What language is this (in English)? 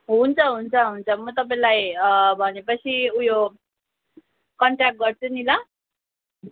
Nepali